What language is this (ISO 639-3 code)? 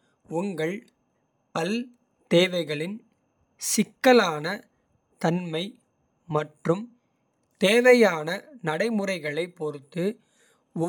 kfe